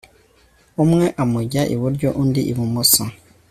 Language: Kinyarwanda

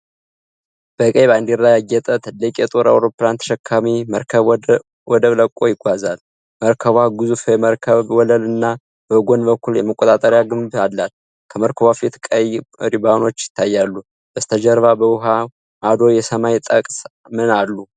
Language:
Amharic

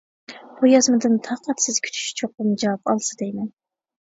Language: Uyghur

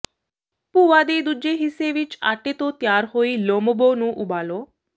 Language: Punjabi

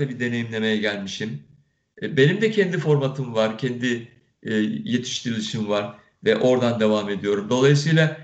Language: Turkish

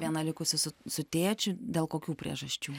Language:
Lithuanian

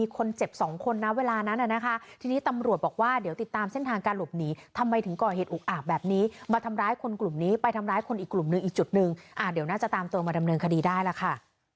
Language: Thai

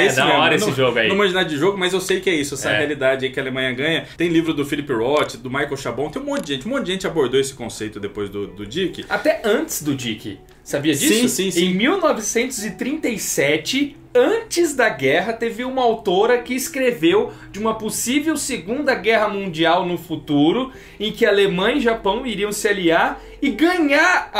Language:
Portuguese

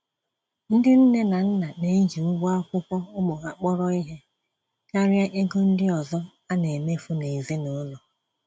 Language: Igbo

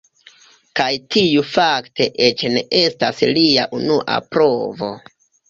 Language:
Esperanto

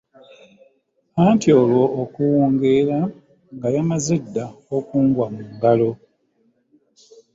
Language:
Ganda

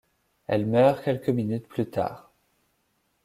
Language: French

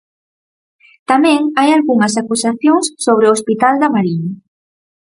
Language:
Galician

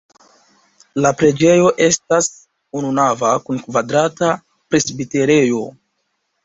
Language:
Esperanto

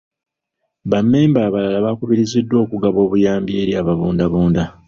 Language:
Ganda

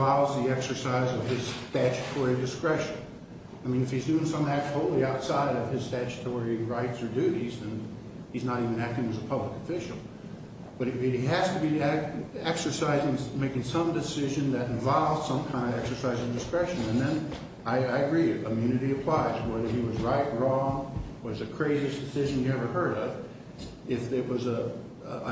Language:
English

